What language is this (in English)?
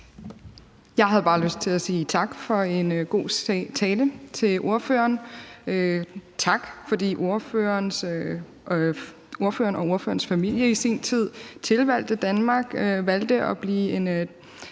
Danish